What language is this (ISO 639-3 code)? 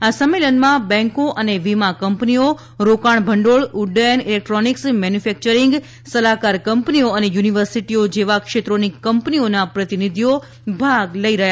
guj